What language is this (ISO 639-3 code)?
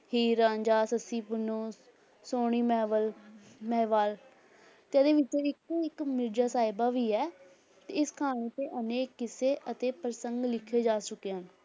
pan